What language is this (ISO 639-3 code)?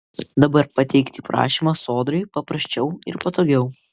lit